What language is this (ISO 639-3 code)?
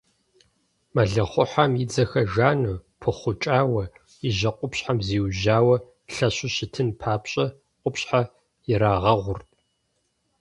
kbd